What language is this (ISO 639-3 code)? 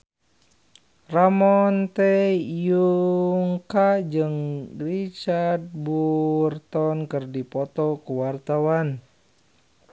sun